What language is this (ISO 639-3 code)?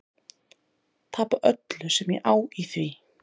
isl